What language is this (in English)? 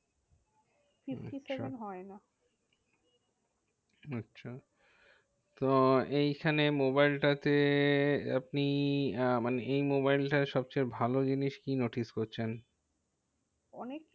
Bangla